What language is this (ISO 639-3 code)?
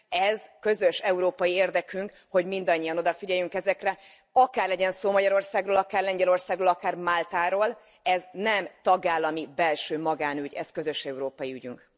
hun